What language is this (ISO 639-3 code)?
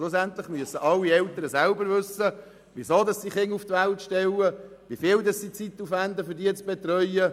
gsw